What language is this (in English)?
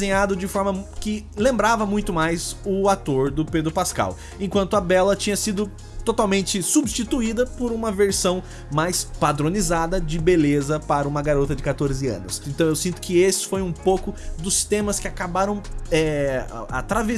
Portuguese